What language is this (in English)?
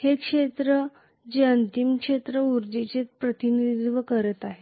Marathi